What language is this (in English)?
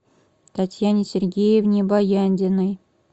Russian